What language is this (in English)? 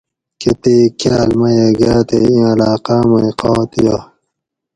Gawri